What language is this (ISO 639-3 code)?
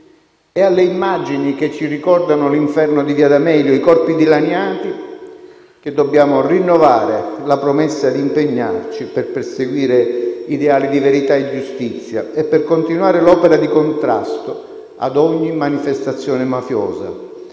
ita